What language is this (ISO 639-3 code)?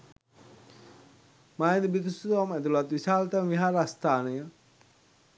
sin